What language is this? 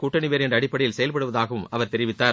Tamil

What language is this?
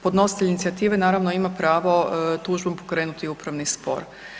Croatian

